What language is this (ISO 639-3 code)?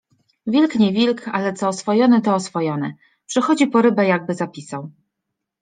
pol